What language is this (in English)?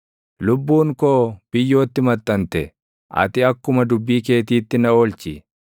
Oromo